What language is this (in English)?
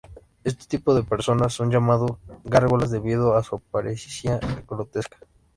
Spanish